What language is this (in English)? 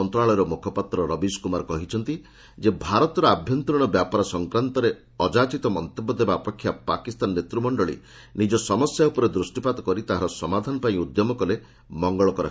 Odia